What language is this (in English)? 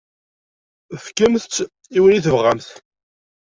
Kabyle